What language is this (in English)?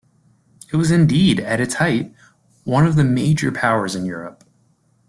English